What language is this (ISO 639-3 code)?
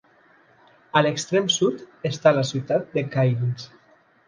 cat